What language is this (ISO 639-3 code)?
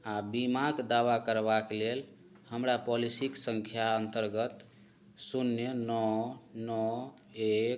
mai